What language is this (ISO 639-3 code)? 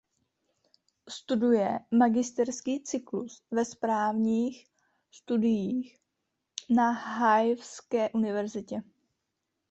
ces